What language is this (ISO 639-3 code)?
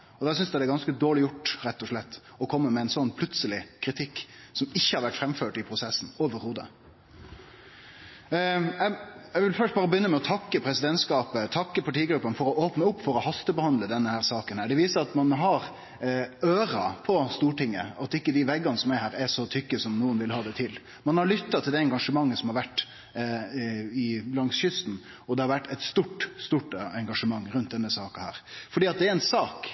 nno